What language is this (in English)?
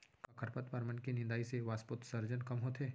Chhattisgarhi